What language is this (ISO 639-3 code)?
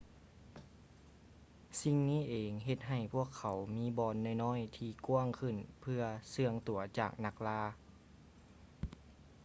lao